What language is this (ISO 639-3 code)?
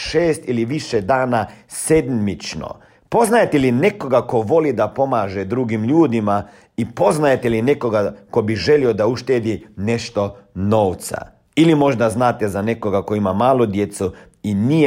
hrv